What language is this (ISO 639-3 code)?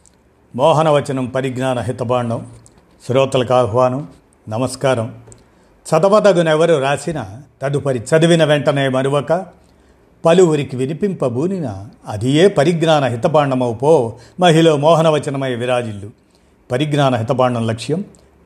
tel